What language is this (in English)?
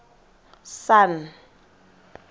Tswana